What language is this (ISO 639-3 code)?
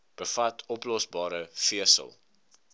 afr